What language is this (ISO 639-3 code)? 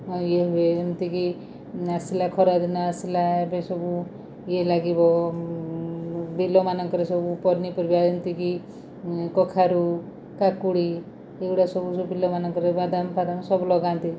ori